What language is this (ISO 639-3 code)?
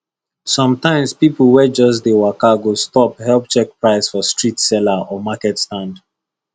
pcm